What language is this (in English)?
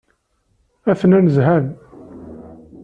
Kabyle